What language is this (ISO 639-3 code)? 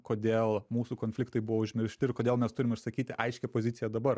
lit